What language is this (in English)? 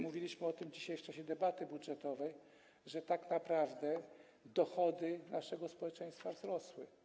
Polish